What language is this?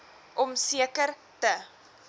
Afrikaans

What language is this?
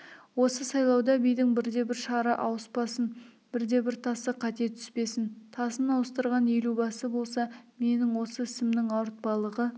Kazakh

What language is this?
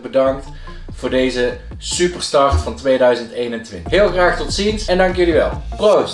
Dutch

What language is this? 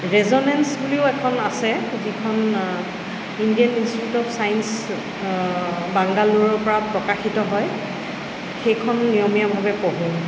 Assamese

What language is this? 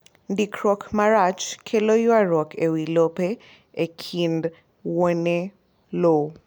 Luo (Kenya and Tanzania)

